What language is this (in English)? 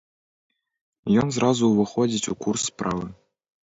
Belarusian